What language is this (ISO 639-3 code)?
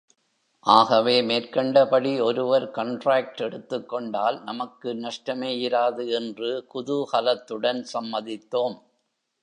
tam